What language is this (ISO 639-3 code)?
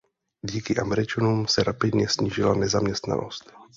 ces